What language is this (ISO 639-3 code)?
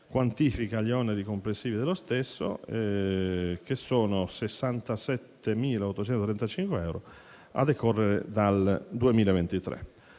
ita